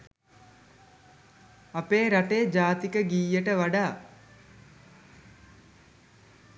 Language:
Sinhala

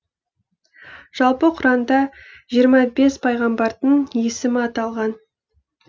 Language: Kazakh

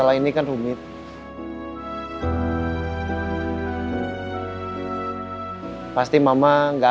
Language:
Indonesian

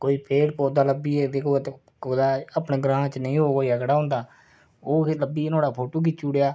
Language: Dogri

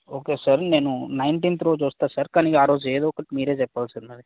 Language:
Telugu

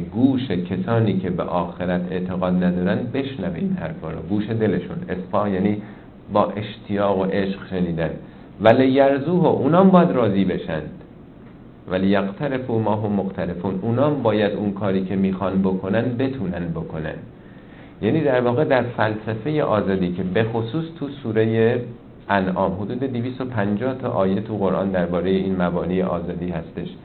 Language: Persian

